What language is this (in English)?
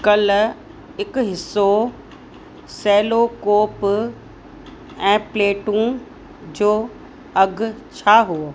Sindhi